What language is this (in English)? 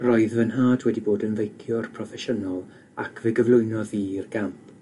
Welsh